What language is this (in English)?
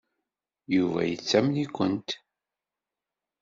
Kabyle